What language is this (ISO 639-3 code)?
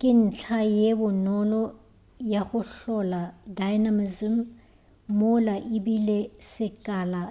nso